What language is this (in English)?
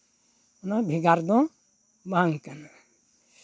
Santali